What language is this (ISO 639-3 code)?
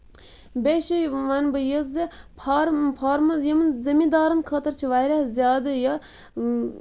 kas